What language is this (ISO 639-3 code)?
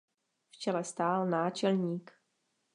ces